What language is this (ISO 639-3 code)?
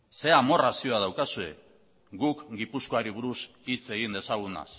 eus